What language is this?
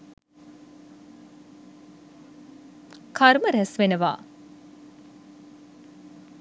Sinhala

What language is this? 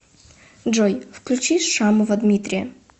Russian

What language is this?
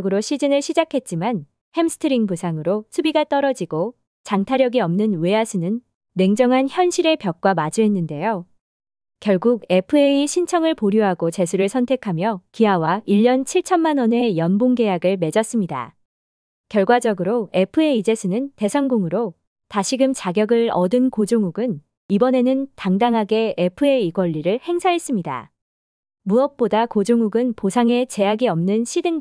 Korean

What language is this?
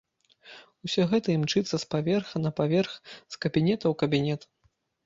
Belarusian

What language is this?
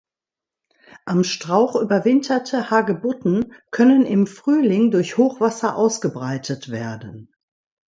German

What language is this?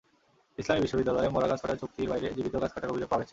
Bangla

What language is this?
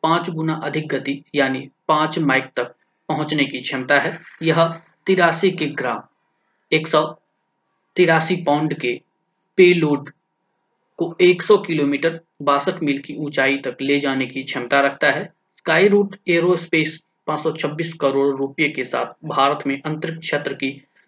Hindi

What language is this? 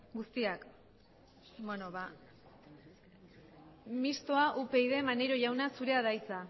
Basque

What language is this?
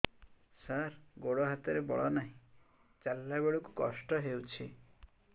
Odia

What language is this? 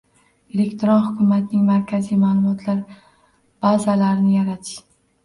Uzbek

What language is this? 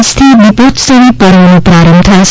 Gujarati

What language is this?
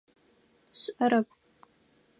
Adyghe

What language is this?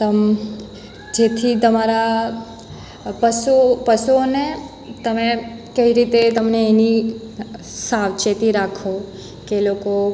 Gujarati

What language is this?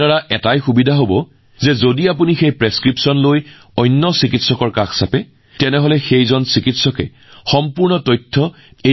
Assamese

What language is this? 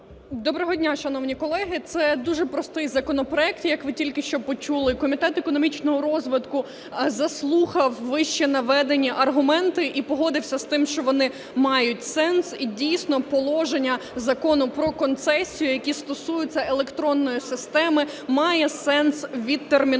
Ukrainian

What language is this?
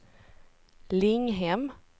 Swedish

